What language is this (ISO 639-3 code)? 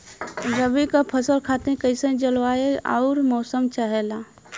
bho